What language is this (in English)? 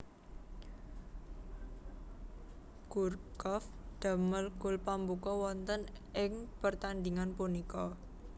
Javanese